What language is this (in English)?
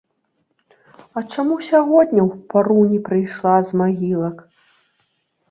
Belarusian